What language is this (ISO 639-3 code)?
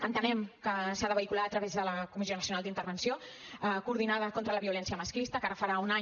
cat